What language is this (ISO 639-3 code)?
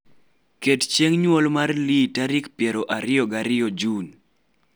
luo